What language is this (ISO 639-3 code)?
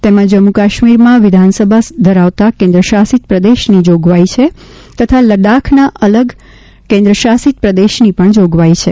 guj